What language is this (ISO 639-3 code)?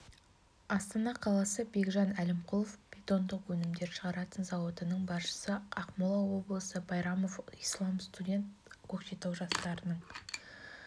kaz